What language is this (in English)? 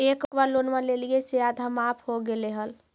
Magahi